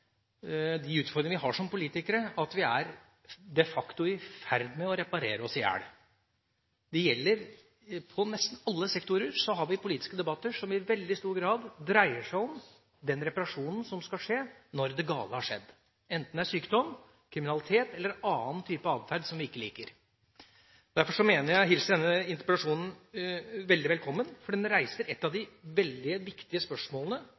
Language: Norwegian Bokmål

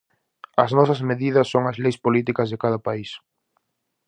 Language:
Galician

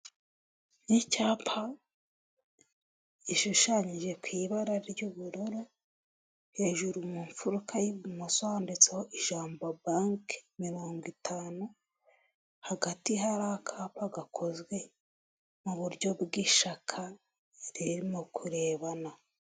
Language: Kinyarwanda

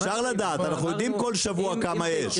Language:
Hebrew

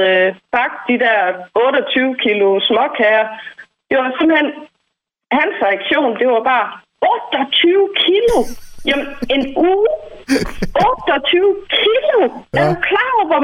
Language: Danish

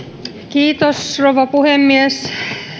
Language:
Finnish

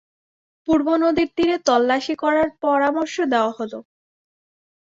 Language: Bangla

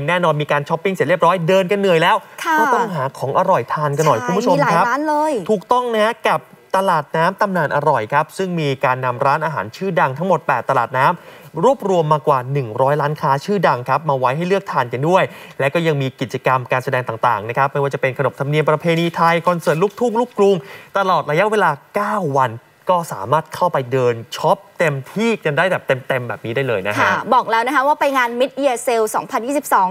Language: Thai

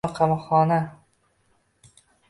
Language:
Uzbek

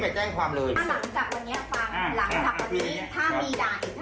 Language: Thai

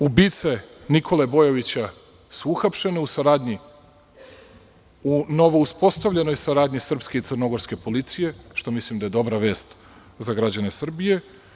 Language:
Serbian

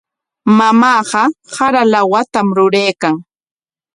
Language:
Corongo Ancash Quechua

